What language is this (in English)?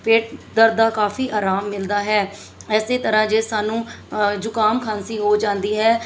Punjabi